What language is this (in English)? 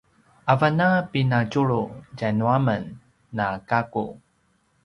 Paiwan